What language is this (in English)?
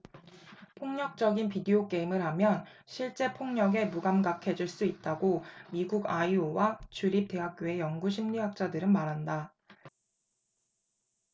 Korean